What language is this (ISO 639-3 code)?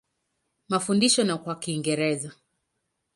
swa